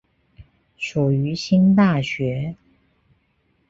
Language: Chinese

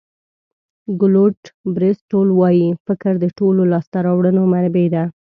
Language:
Pashto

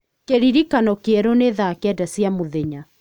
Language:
Kikuyu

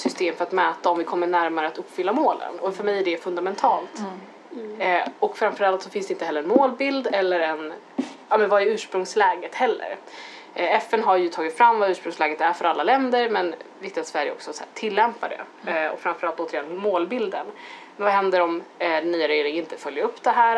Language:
Swedish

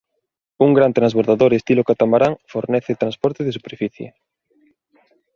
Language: Galician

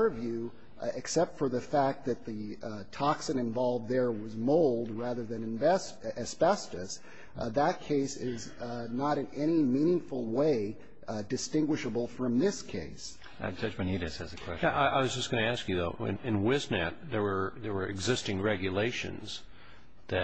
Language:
English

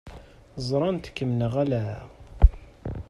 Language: Kabyle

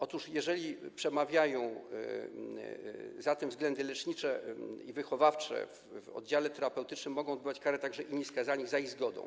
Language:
Polish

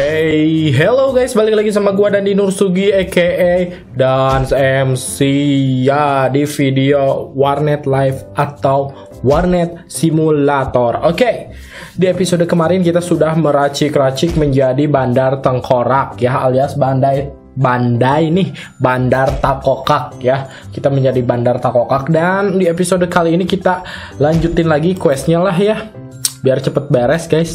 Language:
Indonesian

